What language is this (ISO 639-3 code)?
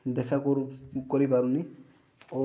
ori